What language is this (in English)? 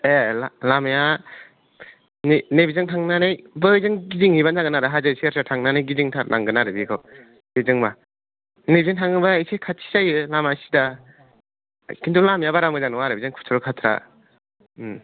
Bodo